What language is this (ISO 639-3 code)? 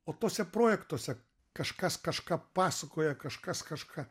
lit